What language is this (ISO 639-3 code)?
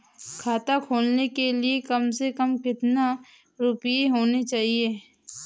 hin